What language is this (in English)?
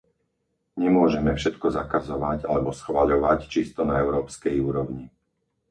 Slovak